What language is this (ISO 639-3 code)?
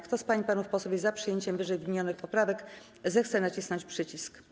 pol